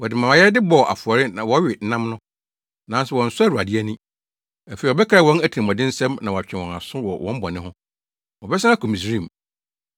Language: Akan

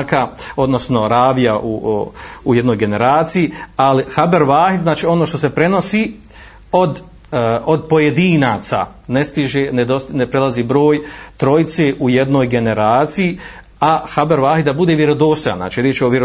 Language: Croatian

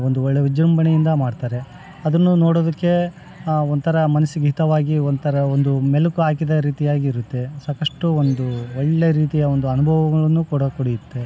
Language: Kannada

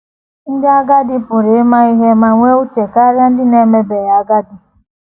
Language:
Igbo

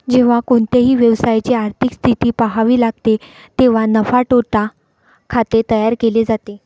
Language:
Marathi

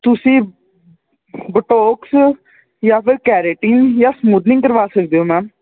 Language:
Punjabi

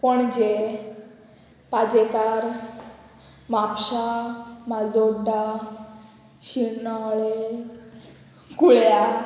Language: Konkani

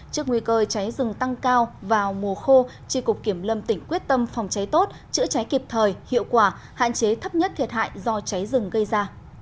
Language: Vietnamese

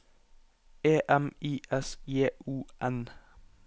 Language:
Norwegian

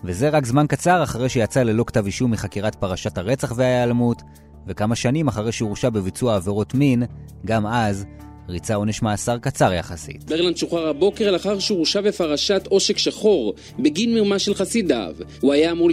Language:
Hebrew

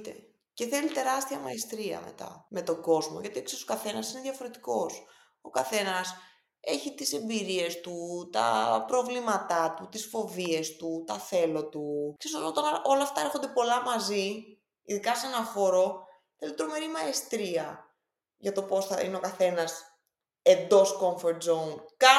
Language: Greek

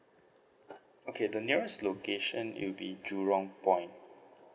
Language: English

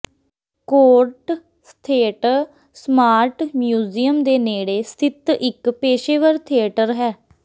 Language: Punjabi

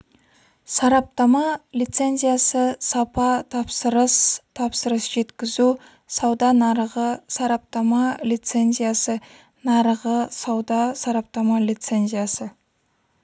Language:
Kazakh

